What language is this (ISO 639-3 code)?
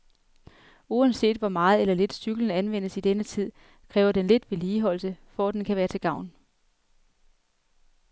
dan